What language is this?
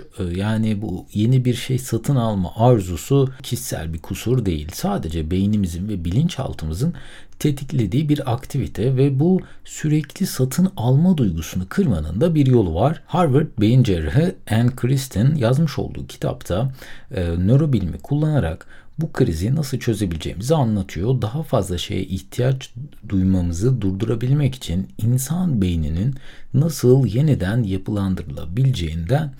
Turkish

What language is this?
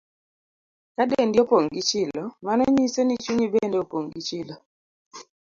Luo (Kenya and Tanzania)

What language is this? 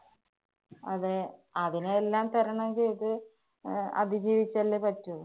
Malayalam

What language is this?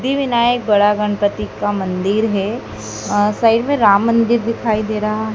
Hindi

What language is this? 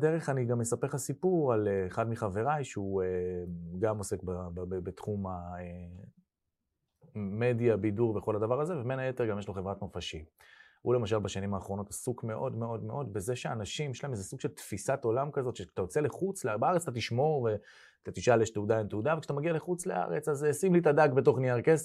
Hebrew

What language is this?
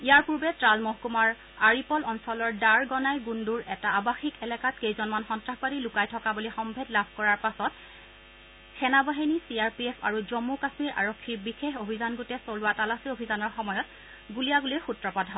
Assamese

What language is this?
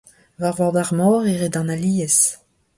Breton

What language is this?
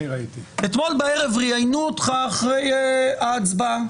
Hebrew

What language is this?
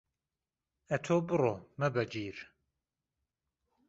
Central Kurdish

